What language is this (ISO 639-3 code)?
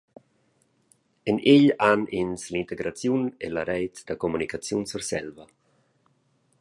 roh